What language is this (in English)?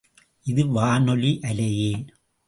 Tamil